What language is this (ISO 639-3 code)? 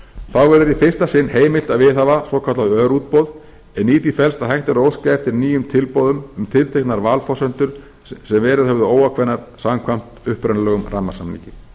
isl